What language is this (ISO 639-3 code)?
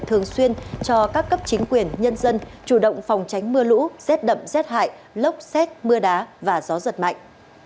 vie